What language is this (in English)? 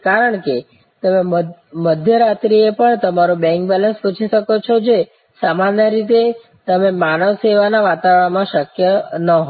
Gujarati